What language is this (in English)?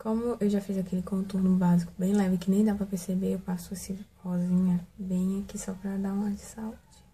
Portuguese